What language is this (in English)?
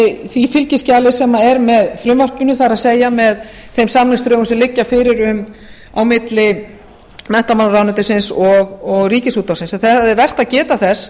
Icelandic